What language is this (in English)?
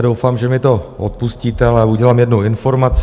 Czech